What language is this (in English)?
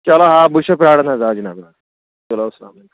Kashmiri